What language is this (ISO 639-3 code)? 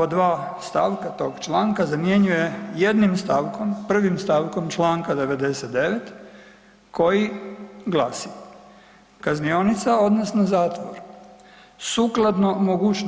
hrv